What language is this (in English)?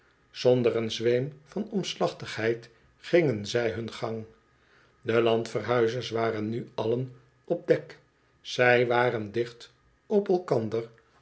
Dutch